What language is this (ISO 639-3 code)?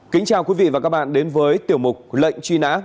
vie